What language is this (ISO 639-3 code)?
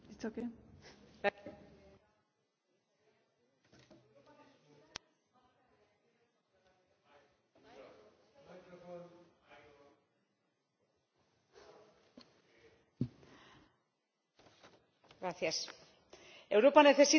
spa